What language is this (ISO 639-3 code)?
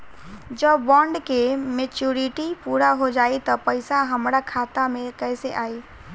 bho